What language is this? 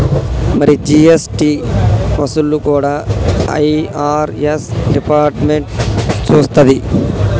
Telugu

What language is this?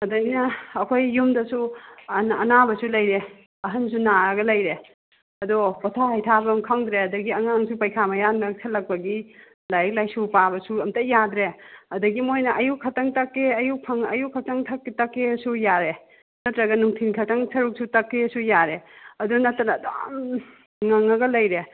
Manipuri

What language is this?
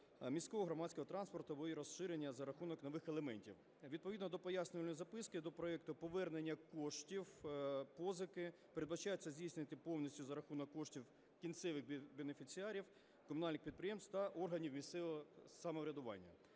Ukrainian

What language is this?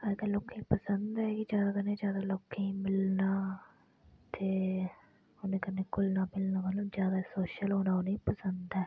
Dogri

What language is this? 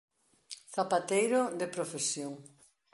Galician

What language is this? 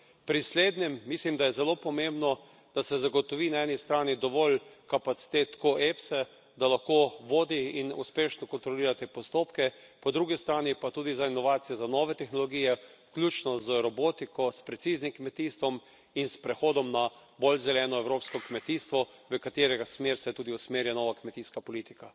Slovenian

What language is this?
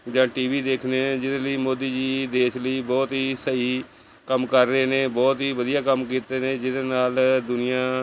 Punjabi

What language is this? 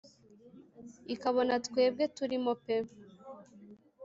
Kinyarwanda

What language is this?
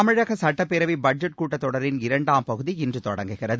Tamil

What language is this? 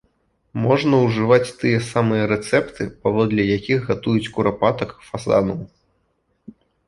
Belarusian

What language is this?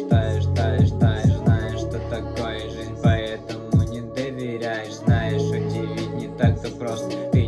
Russian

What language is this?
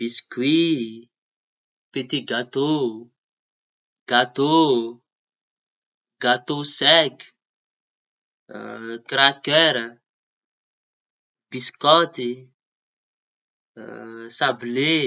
Tanosy Malagasy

